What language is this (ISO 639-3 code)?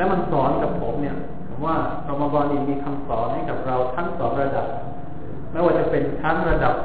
tha